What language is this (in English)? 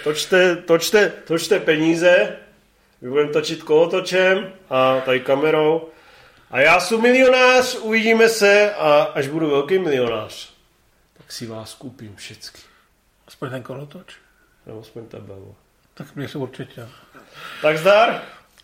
Czech